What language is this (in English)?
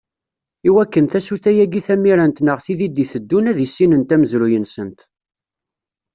Kabyle